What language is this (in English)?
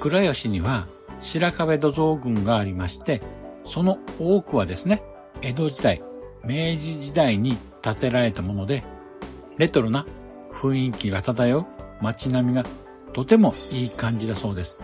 Japanese